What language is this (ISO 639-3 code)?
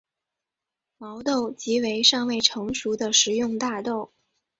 zho